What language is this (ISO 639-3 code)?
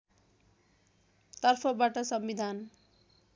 nep